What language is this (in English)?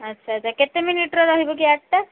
Odia